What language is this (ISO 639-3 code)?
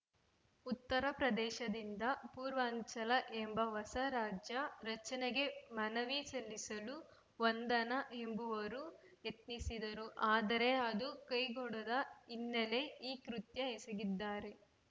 kan